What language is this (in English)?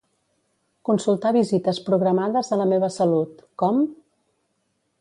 Catalan